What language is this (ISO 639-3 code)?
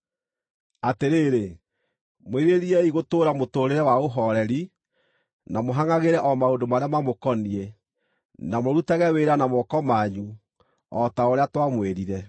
kik